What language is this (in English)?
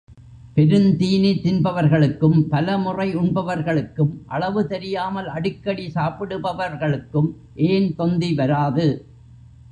Tamil